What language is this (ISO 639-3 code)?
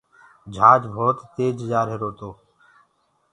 ggg